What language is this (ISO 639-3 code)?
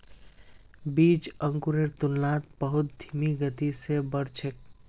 mag